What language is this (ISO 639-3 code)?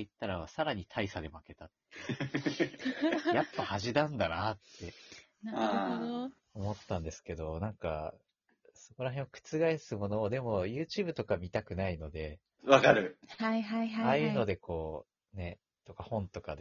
jpn